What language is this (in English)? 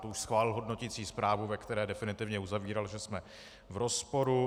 Czech